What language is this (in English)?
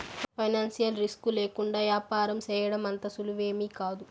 Telugu